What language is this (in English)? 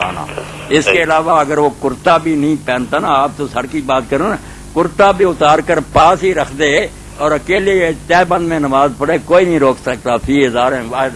Urdu